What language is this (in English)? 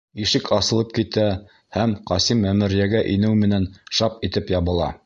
Bashkir